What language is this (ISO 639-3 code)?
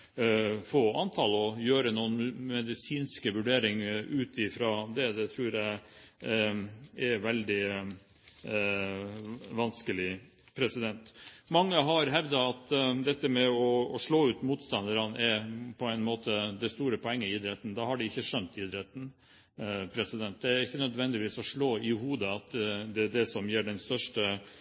nob